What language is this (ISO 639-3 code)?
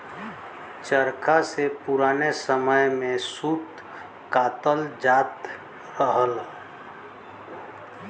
bho